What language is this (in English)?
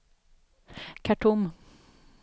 Swedish